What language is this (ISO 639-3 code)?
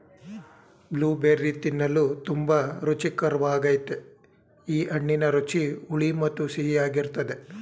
kan